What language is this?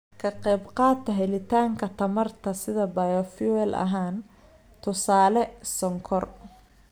Somali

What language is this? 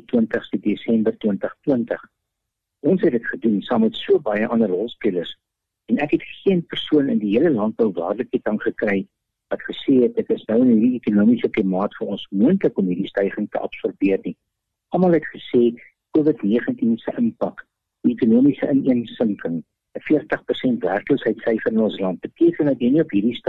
Swedish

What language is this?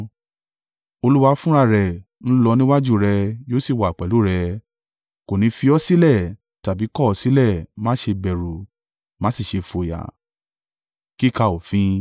Yoruba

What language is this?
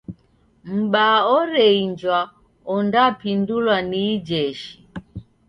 Taita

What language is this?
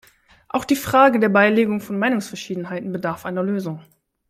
German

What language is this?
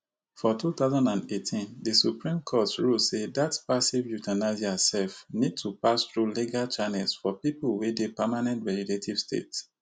Nigerian Pidgin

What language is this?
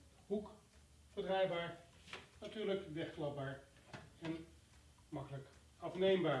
Dutch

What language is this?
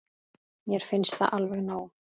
Icelandic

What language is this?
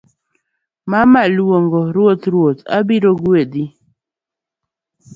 Luo (Kenya and Tanzania)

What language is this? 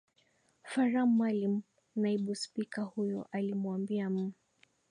Swahili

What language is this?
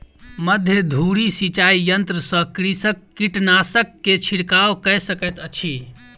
Maithili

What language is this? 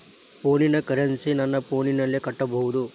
Kannada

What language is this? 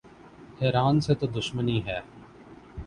Urdu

